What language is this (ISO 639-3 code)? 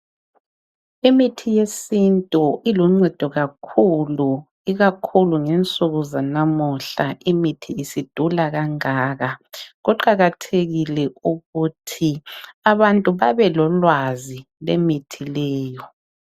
nde